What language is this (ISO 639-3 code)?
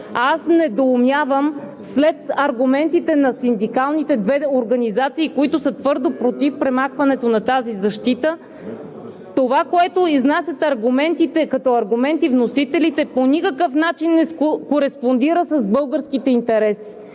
bul